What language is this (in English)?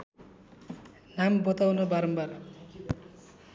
Nepali